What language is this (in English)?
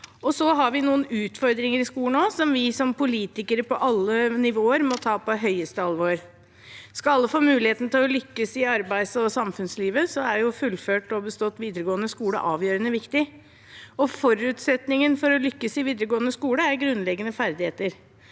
Norwegian